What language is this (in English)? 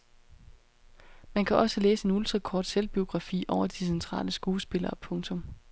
Danish